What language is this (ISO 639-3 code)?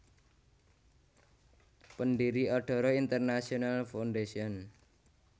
jav